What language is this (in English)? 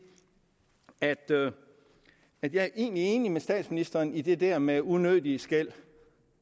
Danish